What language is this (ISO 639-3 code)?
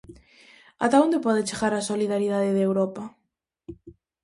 glg